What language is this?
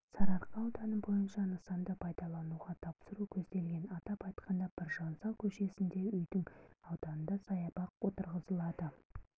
Kazakh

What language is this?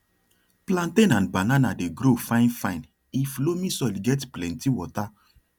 Nigerian Pidgin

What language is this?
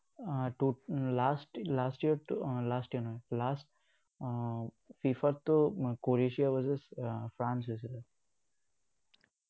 Assamese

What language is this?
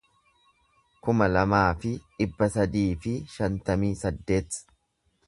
Oromo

